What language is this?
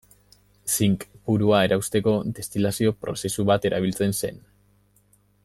Basque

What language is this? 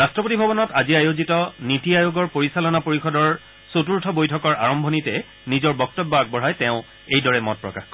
Assamese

